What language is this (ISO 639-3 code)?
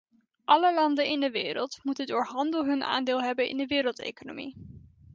nld